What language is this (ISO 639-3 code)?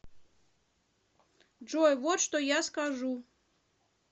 rus